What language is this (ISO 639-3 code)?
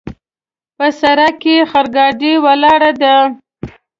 pus